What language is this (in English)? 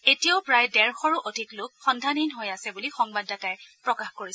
Assamese